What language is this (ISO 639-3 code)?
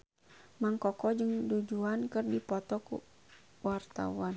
sun